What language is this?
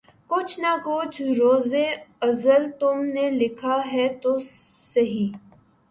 Urdu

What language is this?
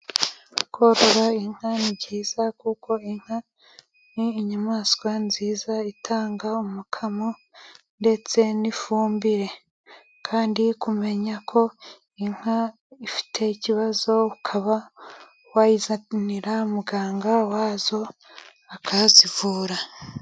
Kinyarwanda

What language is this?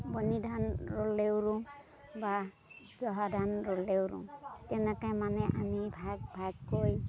Assamese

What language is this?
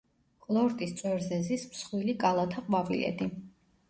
Georgian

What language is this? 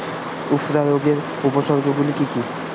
Bangla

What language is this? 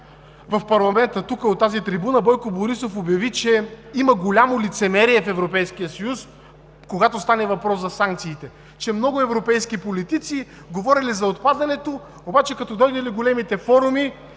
Bulgarian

